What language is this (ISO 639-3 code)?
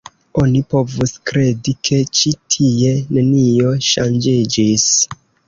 epo